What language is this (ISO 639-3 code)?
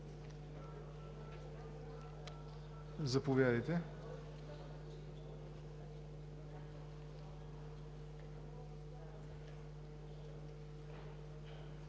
bul